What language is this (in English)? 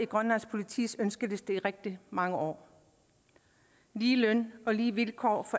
Danish